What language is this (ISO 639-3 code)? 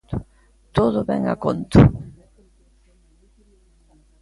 glg